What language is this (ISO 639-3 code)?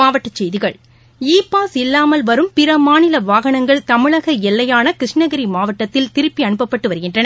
tam